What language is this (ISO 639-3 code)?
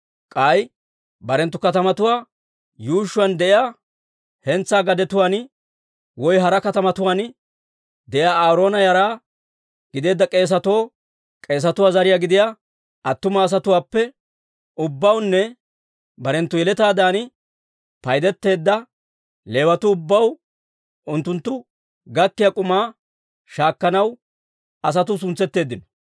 dwr